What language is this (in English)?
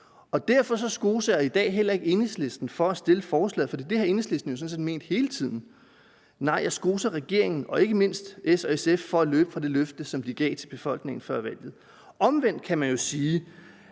Danish